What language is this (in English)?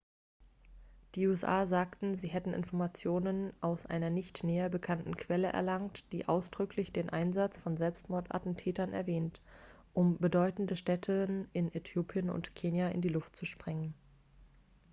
German